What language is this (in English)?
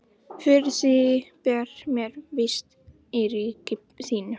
Icelandic